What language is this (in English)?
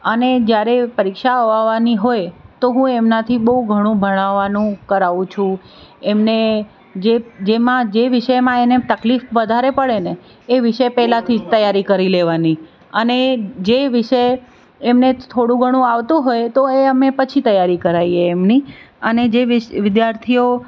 Gujarati